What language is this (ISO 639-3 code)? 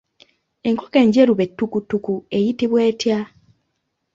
lug